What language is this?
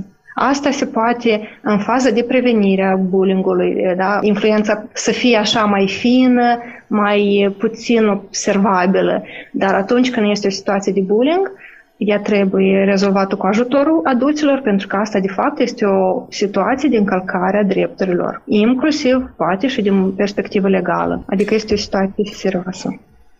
Romanian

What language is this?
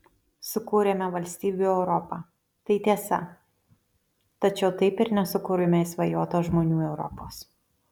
Lithuanian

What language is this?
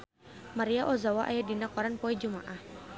Sundanese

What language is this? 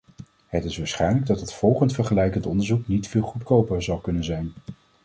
Dutch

